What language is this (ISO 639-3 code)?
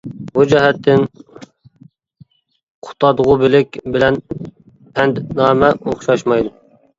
uig